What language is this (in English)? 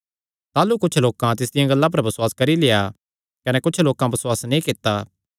Kangri